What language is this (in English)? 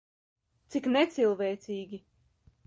Latvian